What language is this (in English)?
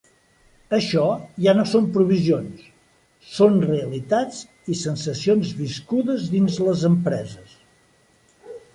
Catalan